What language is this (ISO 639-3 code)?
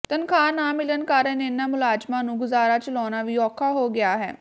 pan